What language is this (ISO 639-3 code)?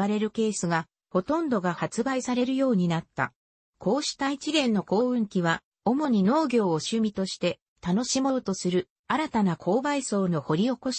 jpn